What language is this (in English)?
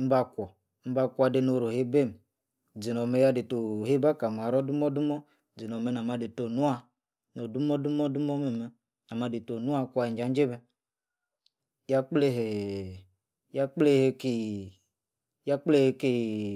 Yace